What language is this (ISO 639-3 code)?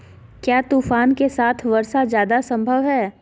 mag